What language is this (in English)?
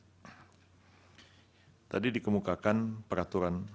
Indonesian